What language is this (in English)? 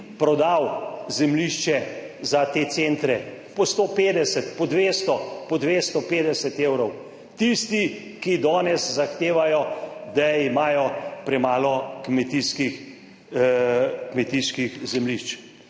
Slovenian